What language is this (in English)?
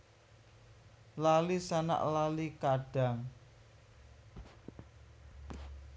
Javanese